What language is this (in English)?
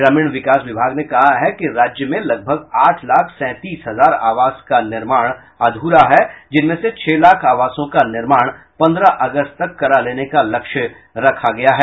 Hindi